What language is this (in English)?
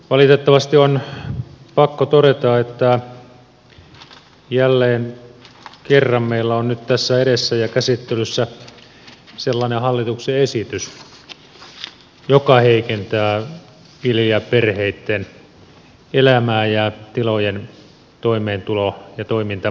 Finnish